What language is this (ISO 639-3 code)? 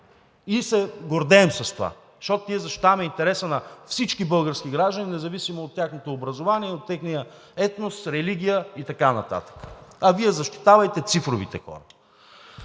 bul